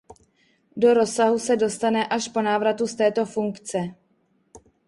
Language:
Czech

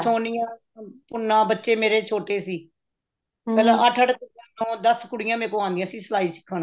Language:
Punjabi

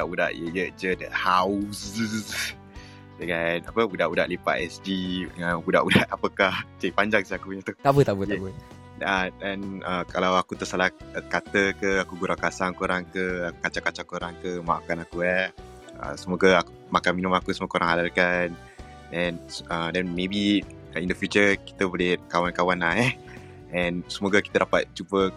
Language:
Malay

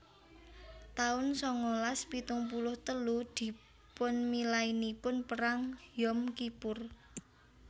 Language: Javanese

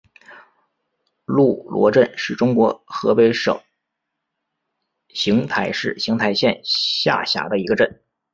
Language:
Chinese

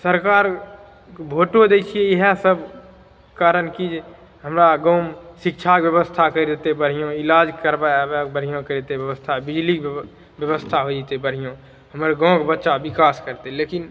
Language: Maithili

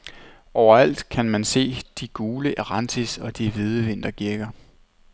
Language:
Danish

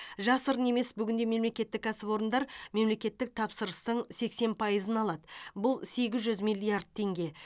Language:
Kazakh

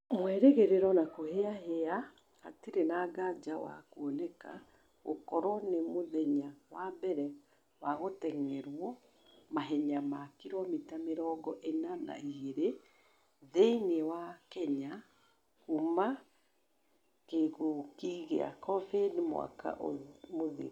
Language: Kikuyu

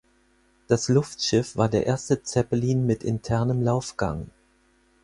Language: German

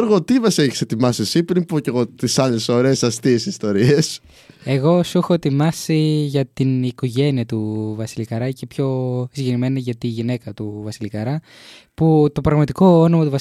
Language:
Greek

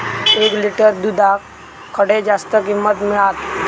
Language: Marathi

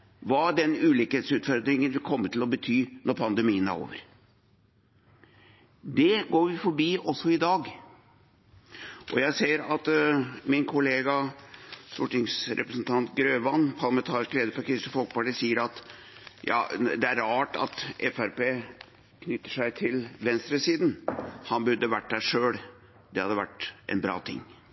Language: Norwegian Bokmål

